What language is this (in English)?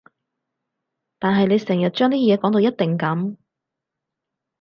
Cantonese